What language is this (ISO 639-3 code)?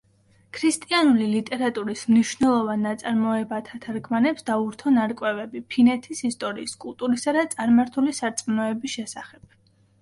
kat